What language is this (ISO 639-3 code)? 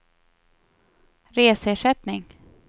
swe